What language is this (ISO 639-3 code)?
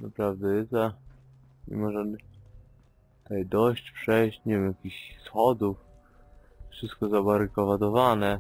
pol